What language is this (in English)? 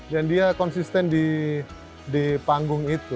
Indonesian